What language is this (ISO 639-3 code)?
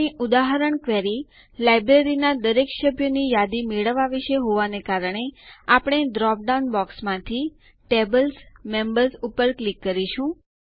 guj